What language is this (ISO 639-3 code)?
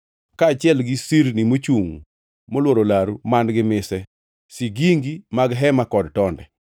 luo